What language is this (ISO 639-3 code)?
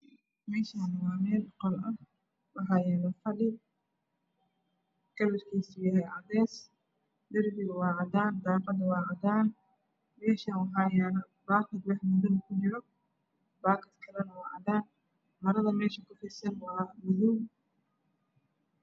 som